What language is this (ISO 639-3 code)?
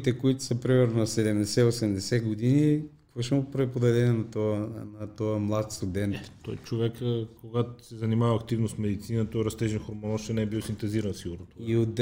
bul